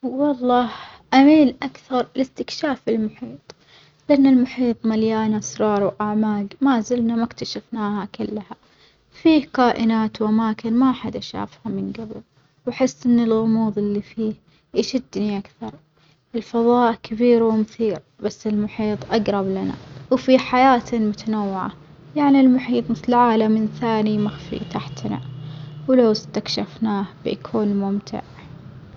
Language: Omani Arabic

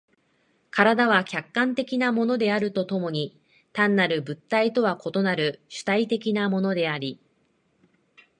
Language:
Japanese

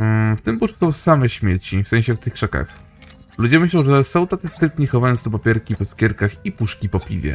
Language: Polish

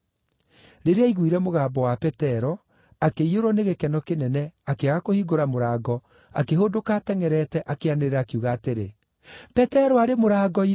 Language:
Kikuyu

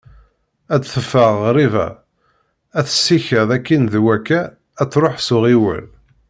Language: Kabyle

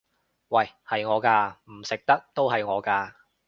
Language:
Cantonese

